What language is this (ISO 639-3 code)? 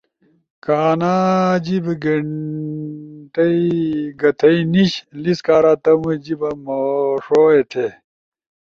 ush